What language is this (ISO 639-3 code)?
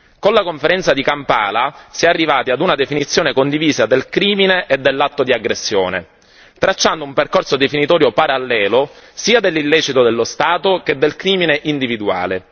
ita